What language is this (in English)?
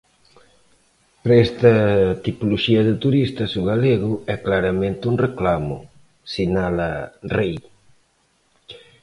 Galician